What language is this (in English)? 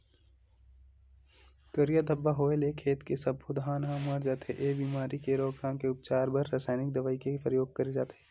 Chhattisgarhi